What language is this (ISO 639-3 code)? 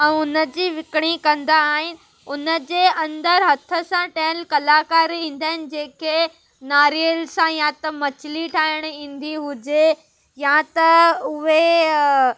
snd